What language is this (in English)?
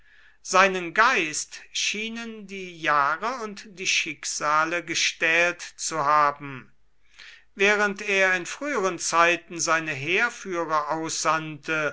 German